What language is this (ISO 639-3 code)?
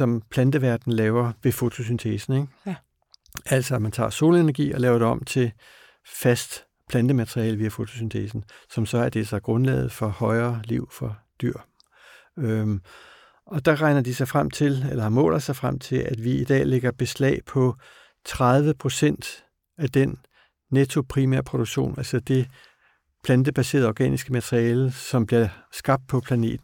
dan